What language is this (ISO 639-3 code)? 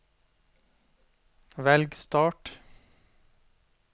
nor